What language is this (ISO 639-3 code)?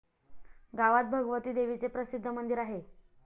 mar